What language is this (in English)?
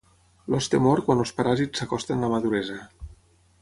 Catalan